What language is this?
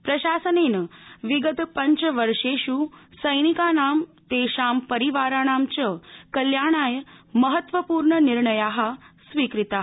Sanskrit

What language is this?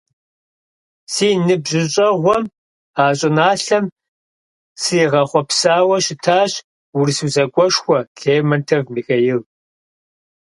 Kabardian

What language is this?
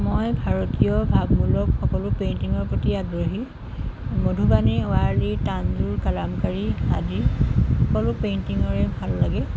Assamese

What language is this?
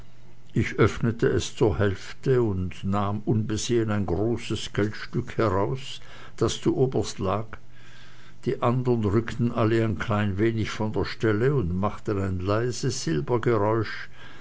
German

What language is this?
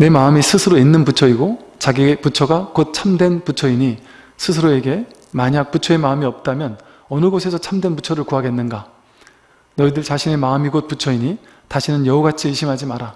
Korean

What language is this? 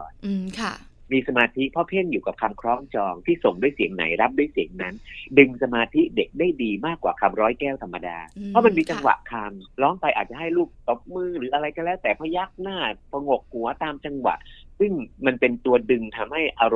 Thai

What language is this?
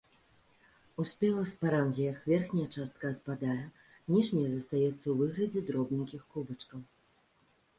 Belarusian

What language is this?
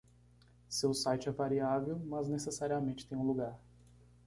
Portuguese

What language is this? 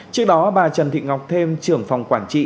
Vietnamese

